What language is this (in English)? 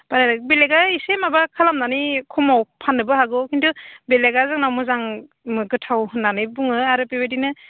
Bodo